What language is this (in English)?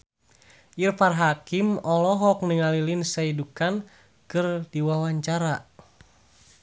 Sundanese